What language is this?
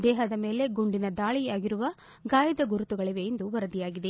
Kannada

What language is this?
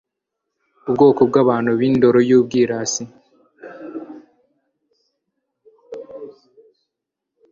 Kinyarwanda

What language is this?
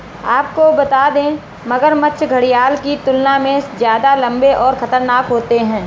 Hindi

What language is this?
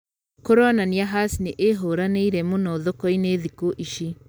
Kikuyu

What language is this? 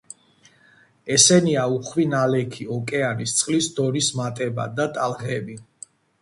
Georgian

